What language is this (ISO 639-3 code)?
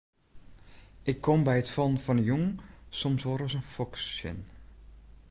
fry